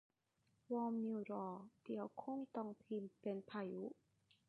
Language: Thai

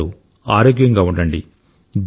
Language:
Telugu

